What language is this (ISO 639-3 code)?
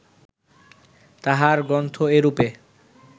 ben